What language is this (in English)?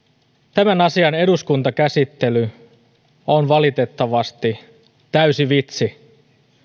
Finnish